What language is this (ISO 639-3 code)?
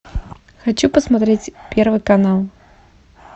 rus